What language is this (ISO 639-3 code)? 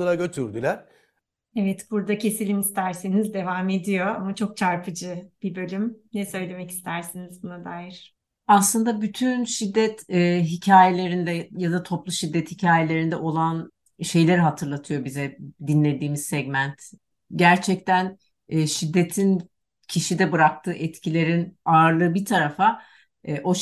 tur